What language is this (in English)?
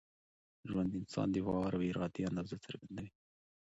Pashto